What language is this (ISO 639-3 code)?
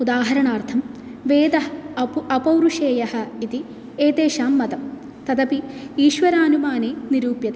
san